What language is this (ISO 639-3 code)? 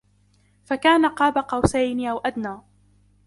ara